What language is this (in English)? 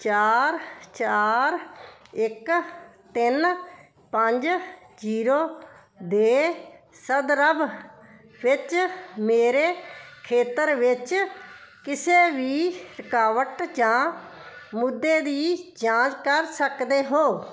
Punjabi